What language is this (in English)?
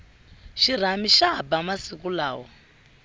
Tsonga